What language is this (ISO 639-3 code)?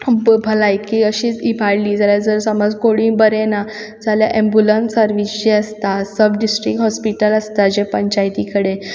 kok